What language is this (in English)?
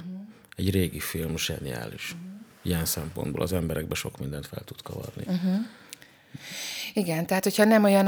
Hungarian